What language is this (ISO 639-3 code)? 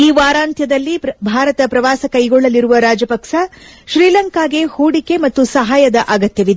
kan